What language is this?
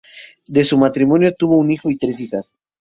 Spanish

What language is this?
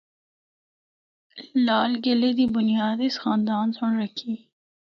Northern Hindko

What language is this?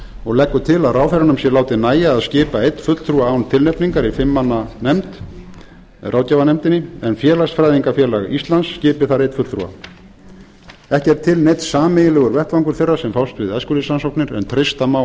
Icelandic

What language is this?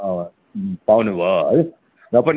Nepali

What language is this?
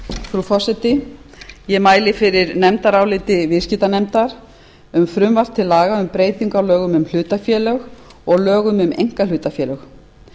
Icelandic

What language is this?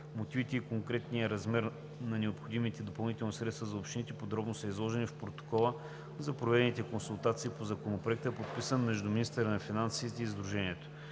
Bulgarian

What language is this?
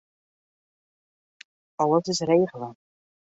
Western Frisian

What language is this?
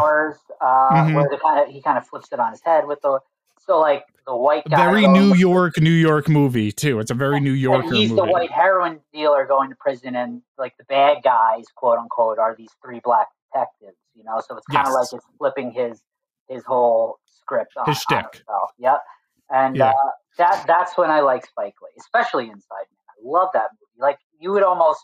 English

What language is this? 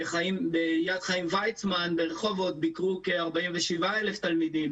Hebrew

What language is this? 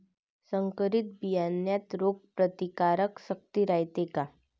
Marathi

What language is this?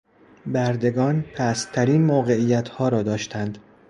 Persian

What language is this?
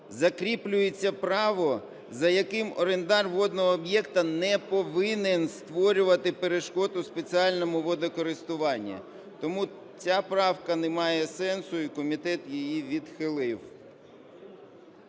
Ukrainian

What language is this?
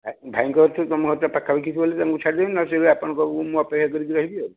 Odia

